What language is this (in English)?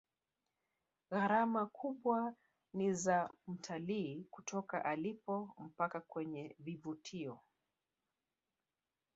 Swahili